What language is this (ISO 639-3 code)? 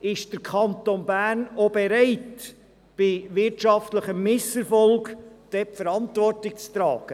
gsw